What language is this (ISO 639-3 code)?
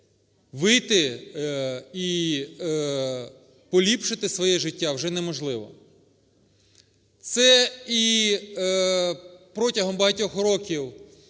ukr